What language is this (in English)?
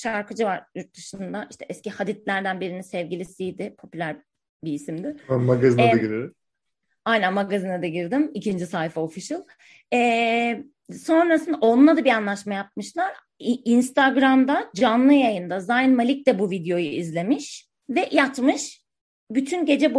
Turkish